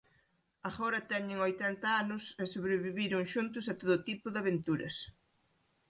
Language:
Galician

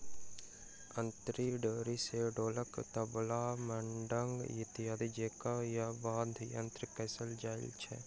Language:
Maithili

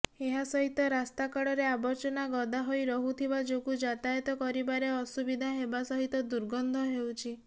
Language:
Odia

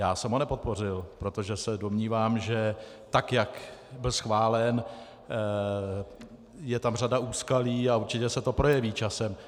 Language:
Czech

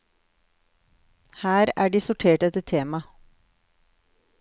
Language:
Norwegian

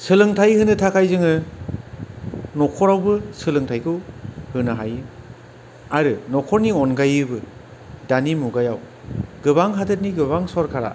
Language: Bodo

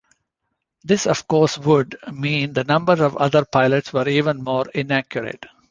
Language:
English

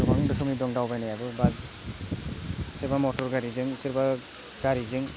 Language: Bodo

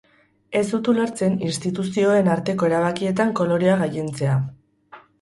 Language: Basque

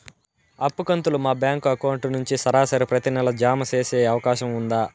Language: Telugu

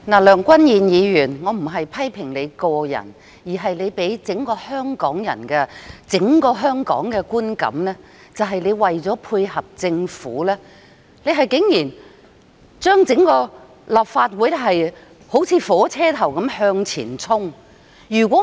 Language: Cantonese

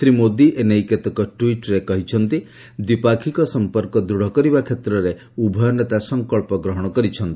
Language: Odia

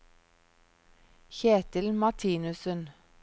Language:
Norwegian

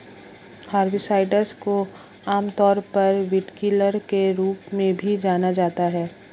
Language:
Hindi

